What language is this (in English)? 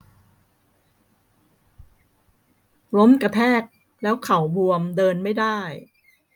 Thai